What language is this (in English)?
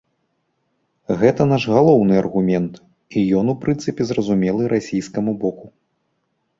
Belarusian